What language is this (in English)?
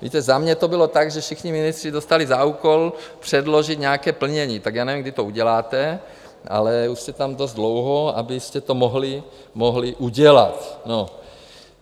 Czech